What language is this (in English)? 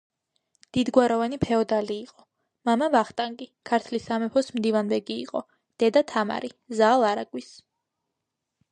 Georgian